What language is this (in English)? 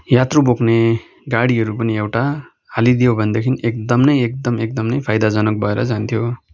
Nepali